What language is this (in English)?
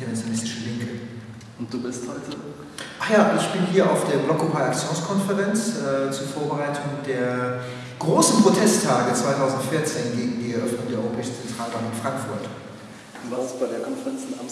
German